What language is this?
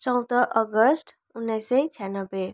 Nepali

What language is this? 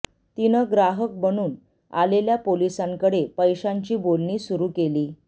Marathi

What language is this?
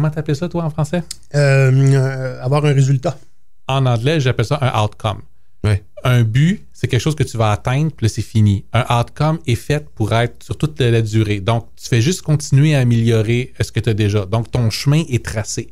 French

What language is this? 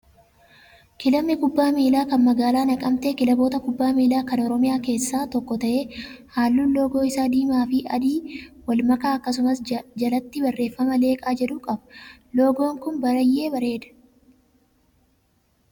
Oromo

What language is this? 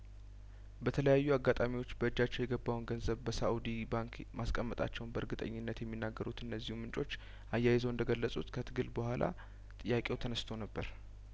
Amharic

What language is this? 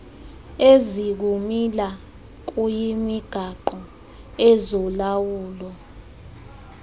Xhosa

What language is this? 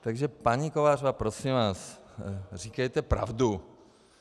Czech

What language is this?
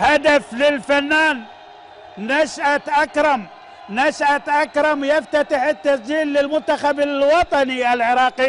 Arabic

